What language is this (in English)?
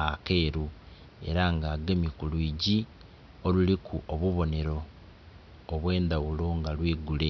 Soga